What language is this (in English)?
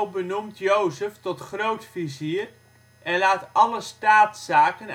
Dutch